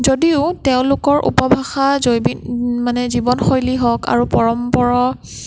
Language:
Assamese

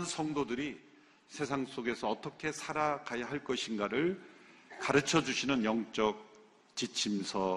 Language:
Korean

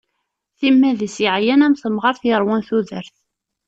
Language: Kabyle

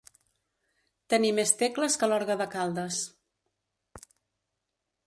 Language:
Catalan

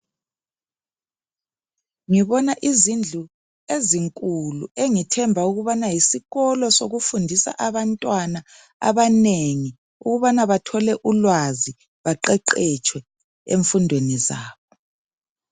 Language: North Ndebele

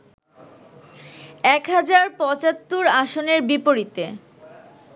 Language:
Bangla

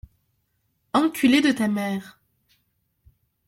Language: French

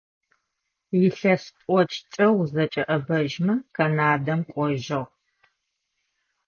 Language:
Adyghe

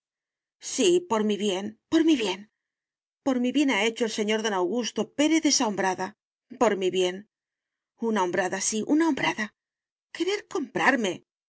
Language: Spanish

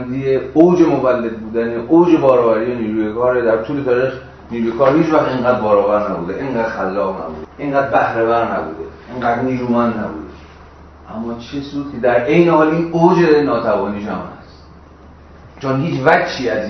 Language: Persian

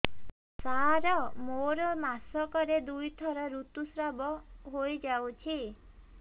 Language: Odia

